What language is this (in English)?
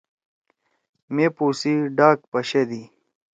Torwali